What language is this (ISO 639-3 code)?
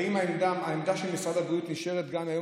heb